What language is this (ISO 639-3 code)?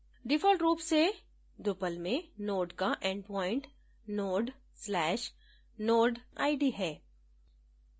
hin